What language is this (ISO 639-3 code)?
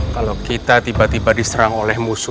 ind